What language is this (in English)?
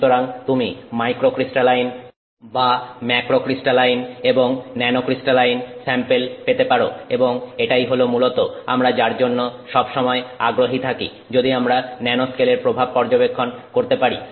Bangla